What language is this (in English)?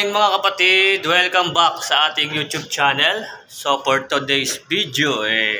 Filipino